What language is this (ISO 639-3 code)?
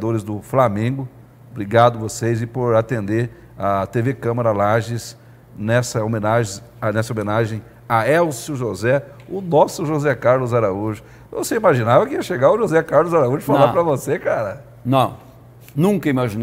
por